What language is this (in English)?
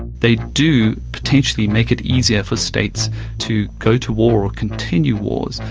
English